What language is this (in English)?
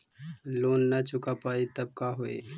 Magahi